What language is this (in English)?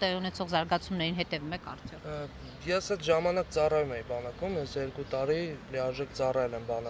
Romanian